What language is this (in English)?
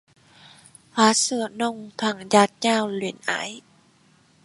Vietnamese